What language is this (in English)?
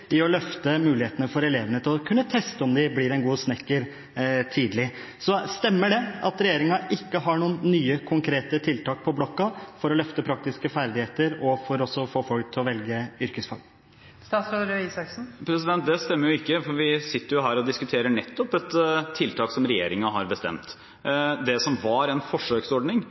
Norwegian Bokmål